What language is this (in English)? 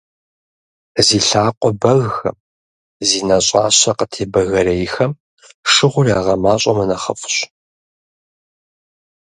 Kabardian